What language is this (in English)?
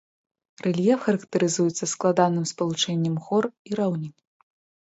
Belarusian